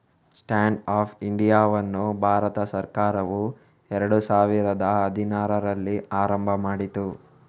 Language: Kannada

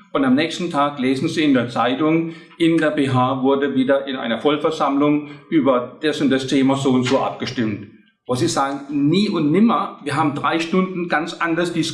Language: German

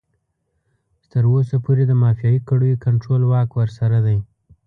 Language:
Pashto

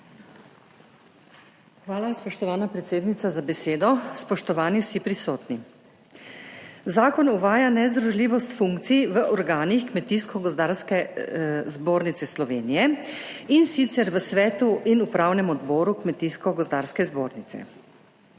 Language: Slovenian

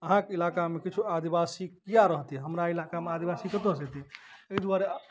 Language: Maithili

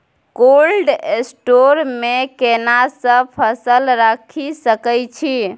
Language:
Maithili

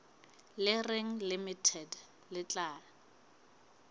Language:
Southern Sotho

